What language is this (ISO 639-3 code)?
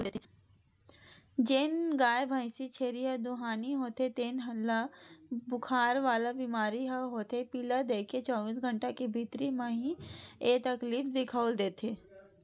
hne